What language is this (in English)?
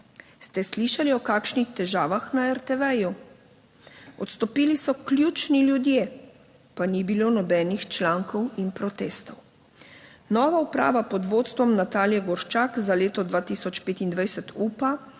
Slovenian